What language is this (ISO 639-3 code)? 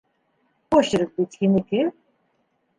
bak